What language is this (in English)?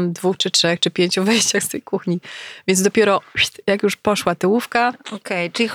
Polish